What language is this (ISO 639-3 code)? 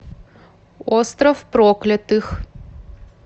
rus